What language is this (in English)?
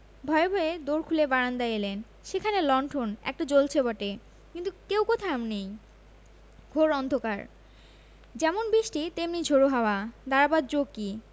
Bangla